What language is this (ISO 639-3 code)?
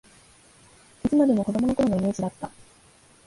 jpn